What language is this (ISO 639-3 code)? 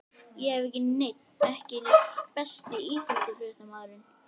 isl